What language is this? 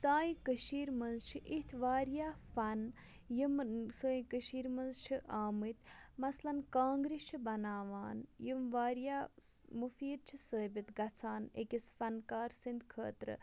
Kashmiri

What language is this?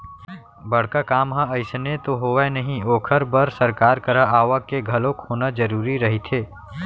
Chhattisgarhi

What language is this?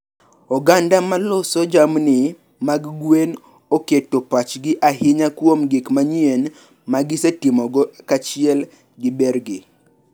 Luo (Kenya and Tanzania)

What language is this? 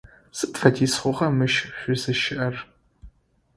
Adyghe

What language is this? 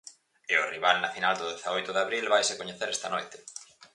Galician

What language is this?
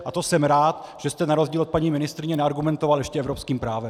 Czech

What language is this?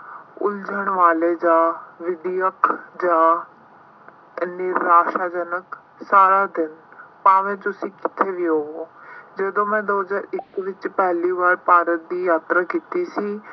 Punjabi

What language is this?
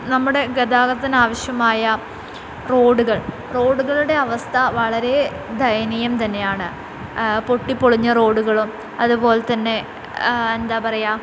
Malayalam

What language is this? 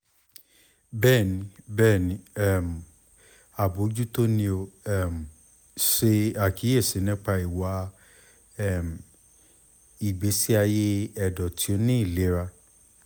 Yoruba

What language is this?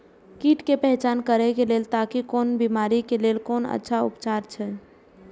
Maithili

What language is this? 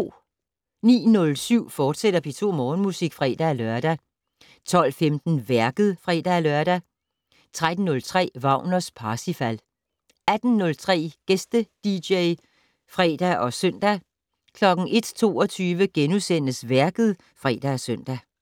Danish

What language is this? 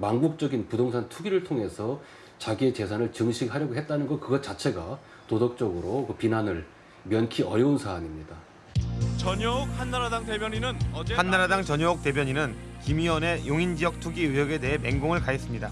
Korean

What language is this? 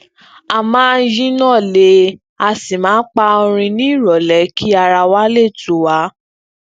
Yoruba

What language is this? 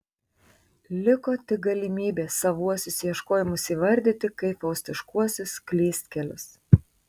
Lithuanian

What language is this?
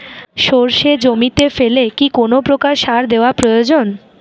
Bangla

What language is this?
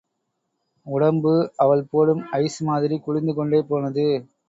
Tamil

